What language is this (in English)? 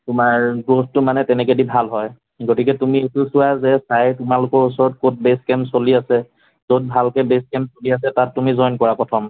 Assamese